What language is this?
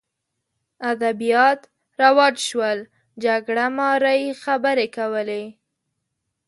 Pashto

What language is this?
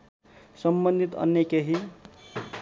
Nepali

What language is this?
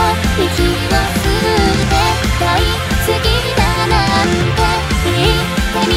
Thai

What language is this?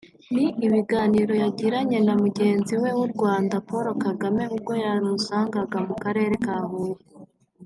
Kinyarwanda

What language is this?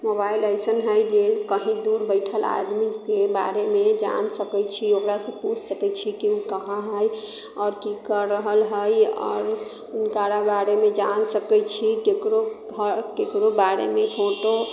Maithili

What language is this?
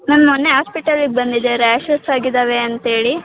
Kannada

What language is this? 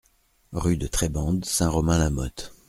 French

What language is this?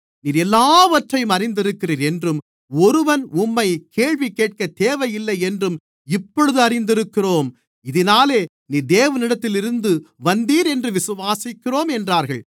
Tamil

